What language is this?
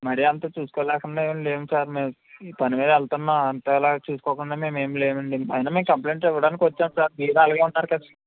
Telugu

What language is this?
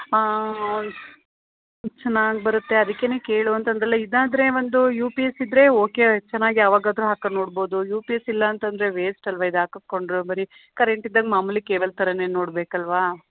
Kannada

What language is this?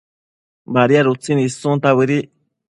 Matsés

